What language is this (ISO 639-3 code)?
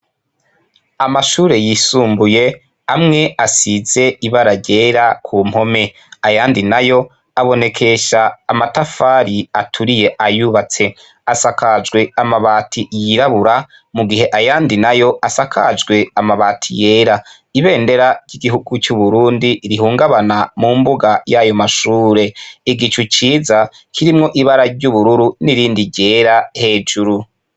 run